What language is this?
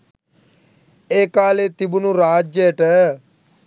Sinhala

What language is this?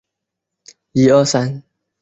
Chinese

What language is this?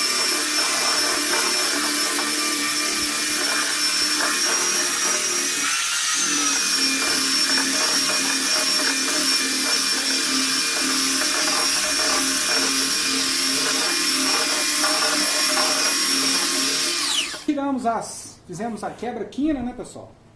Portuguese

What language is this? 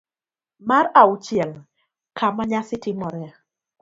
Luo (Kenya and Tanzania)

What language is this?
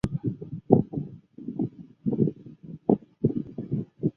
Chinese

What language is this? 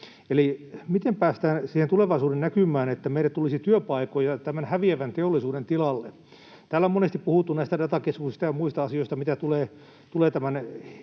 Finnish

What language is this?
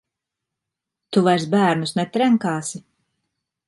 Latvian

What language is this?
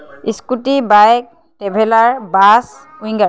Assamese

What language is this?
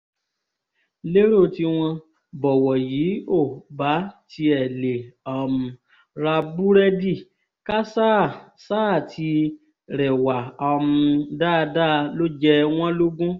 Yoruba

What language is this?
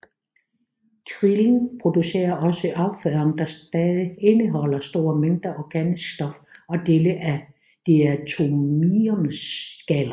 Danish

